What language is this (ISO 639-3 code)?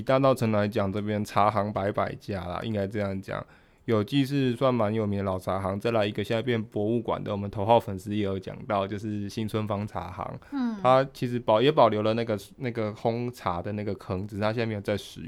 zho